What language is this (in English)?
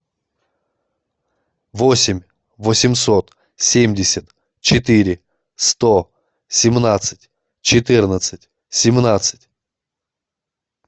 Russian